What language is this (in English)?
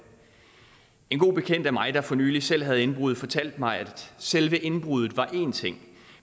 Danish